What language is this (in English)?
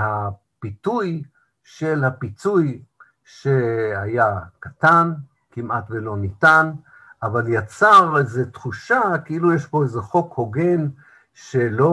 Hebrew